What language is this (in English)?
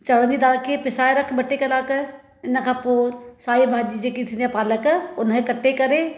Sindhi